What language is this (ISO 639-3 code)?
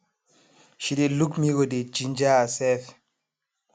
pcm